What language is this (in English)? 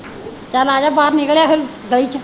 Punjabi